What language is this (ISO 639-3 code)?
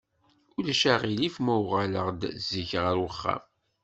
kab